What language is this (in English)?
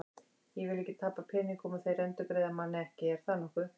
Icelandic